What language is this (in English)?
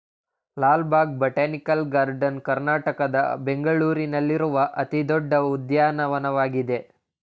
Kannada